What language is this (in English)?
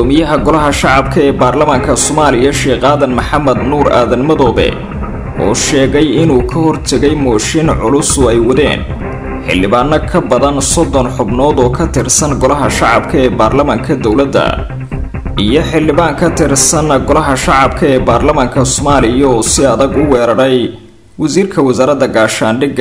Arabic